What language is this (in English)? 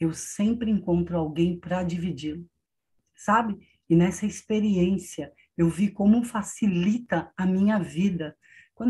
Portuguese